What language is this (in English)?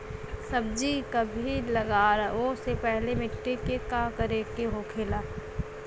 Bhojpuri